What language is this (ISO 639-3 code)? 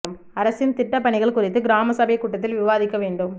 tam